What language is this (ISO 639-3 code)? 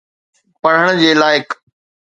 snd